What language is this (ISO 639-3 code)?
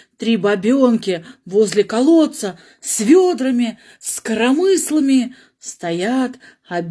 rus